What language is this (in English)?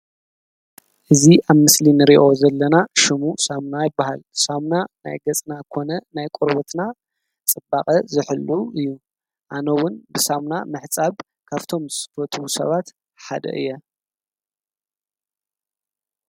Tigrinya